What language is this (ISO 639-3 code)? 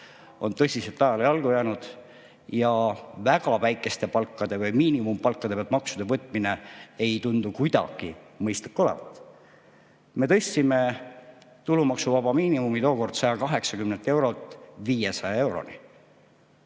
est